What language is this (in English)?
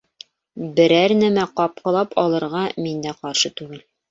Bashkir